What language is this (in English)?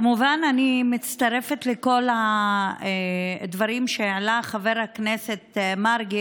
Hebrew